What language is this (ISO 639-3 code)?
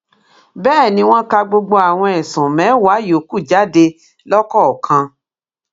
yor